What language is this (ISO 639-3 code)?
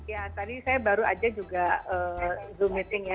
ind